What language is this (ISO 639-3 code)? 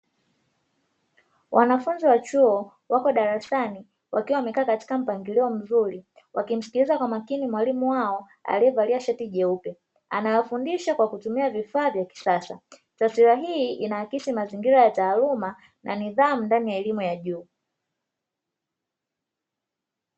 swa